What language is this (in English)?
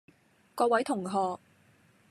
Cantonese